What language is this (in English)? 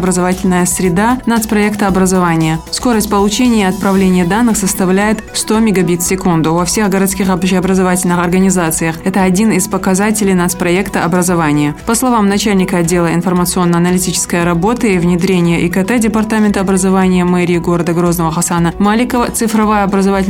Russian